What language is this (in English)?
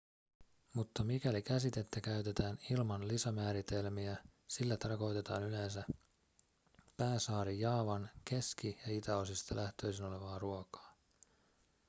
Finnish